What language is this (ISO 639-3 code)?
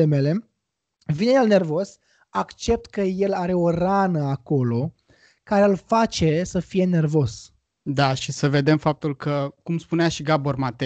ron